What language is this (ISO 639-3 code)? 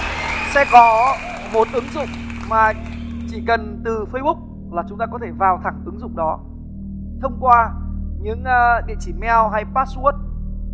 vie